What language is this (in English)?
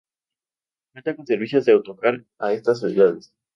Spanish